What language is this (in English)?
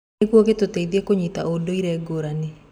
Kikuyu